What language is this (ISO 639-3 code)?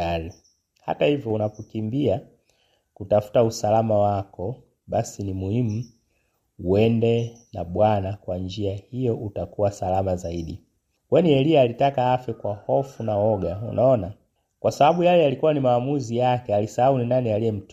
swa